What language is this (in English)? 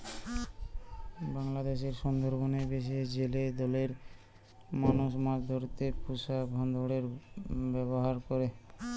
Bangla